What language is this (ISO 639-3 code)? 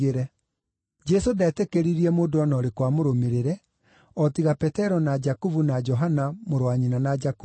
kik